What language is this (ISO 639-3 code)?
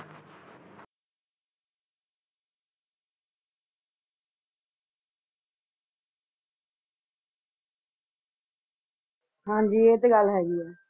pan